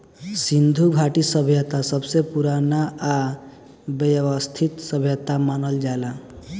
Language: Bhojpuri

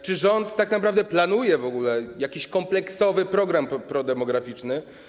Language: Polish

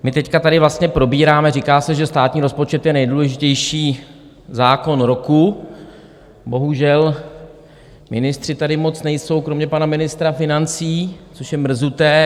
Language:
Czech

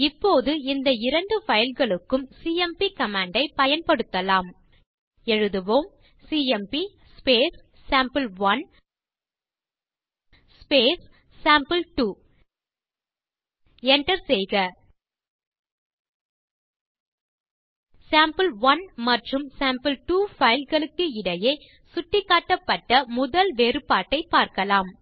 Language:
Tamil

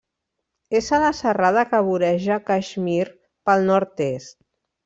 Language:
Catalan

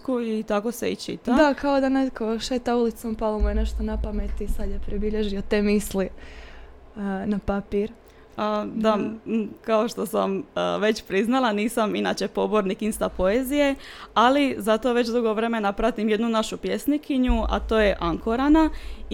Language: Croatian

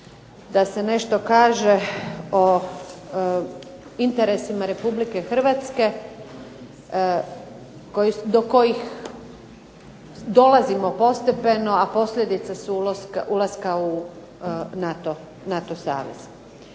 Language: Croatian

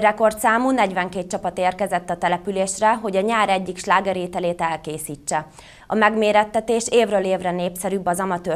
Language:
Hungarian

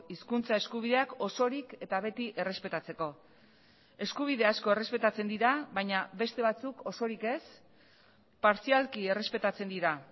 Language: Basque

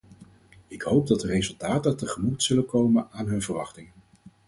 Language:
Dutch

